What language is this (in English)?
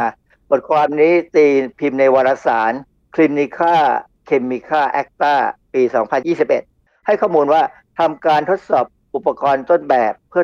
Thai